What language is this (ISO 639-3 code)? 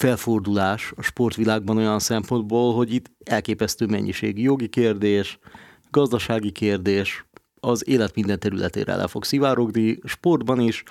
hun